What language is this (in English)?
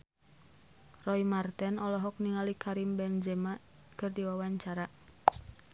Sundanese